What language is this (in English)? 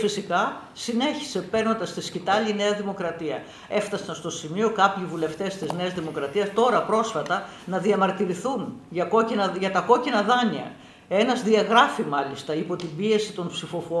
Greek